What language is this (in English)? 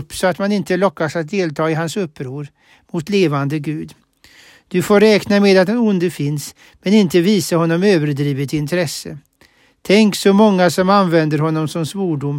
Swedish